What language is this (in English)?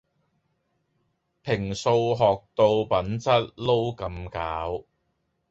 Cantonese